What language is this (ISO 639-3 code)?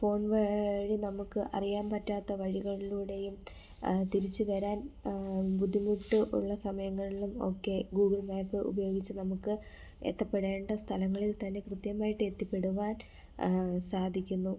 mal